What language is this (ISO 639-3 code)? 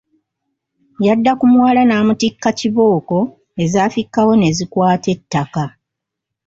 lug